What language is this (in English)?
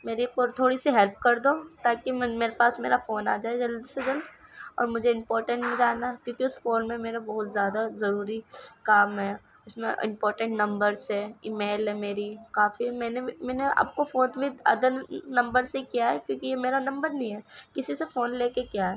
Urdu